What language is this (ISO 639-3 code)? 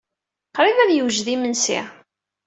kab